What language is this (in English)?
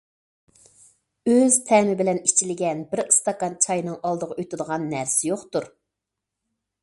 Uyghur